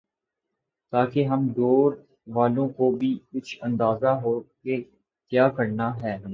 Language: Urdu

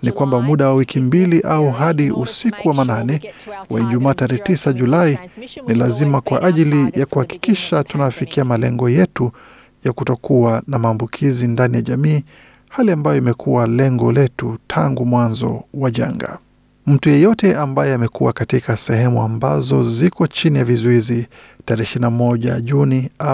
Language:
Swahili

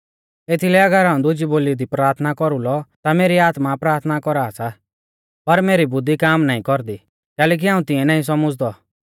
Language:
Mahasu Pahari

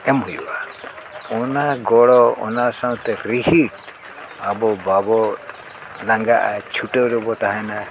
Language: Santali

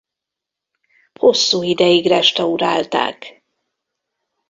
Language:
Hungarian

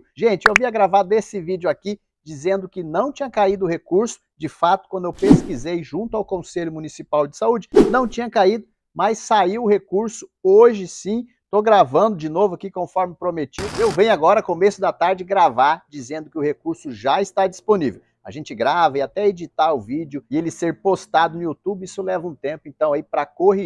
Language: Portuguese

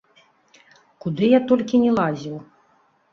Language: Belarusian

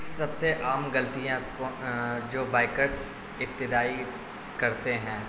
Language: Urdu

